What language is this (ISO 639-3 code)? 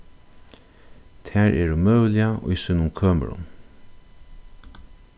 fao